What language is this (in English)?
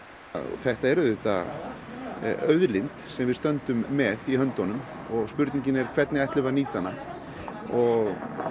Icelandic